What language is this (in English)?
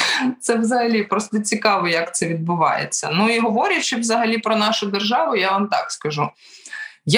Ukrainian